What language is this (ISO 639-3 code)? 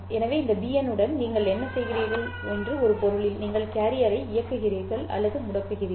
tam